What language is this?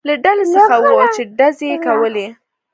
Pashto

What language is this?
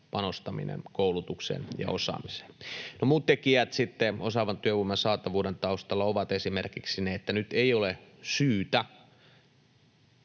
Finnish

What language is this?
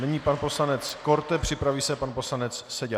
Czech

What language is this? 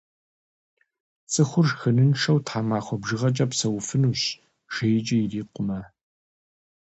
Kabardian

